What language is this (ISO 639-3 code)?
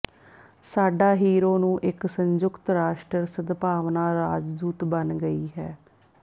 pan